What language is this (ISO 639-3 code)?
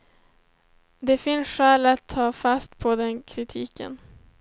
swe